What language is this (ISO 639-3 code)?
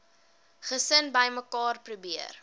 afr